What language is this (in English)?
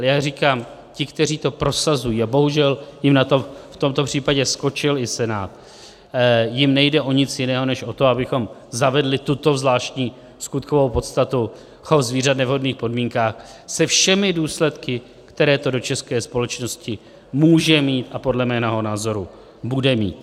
Czech